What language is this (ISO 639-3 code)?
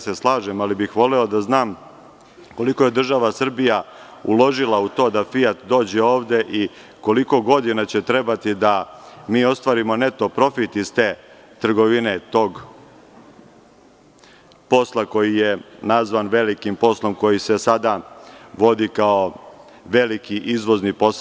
srp